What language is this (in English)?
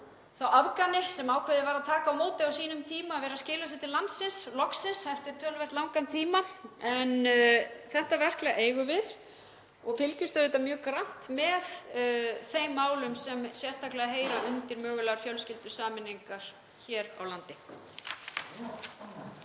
Icelandic